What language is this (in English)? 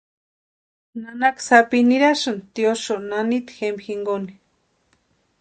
Western Highland Purepecha